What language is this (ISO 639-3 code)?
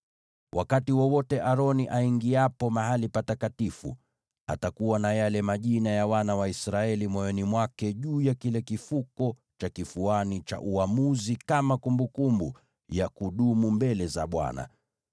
swa